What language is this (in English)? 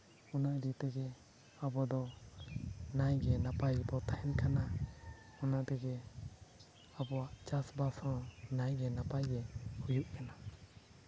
Santali